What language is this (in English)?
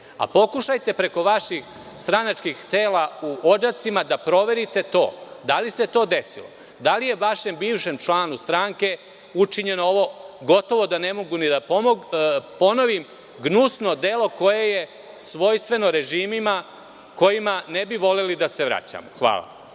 Serbian